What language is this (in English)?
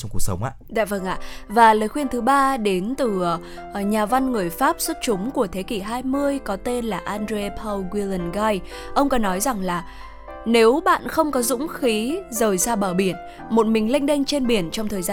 Vietnamese